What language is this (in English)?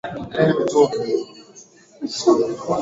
Swahili